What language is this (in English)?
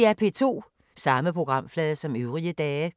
Danish